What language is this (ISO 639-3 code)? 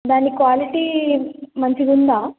tel